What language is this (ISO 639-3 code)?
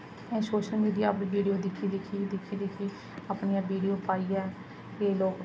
doi